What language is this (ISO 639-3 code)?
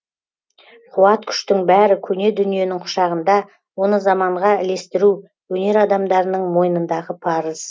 kaz